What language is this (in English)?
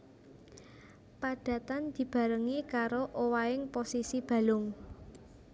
Javanese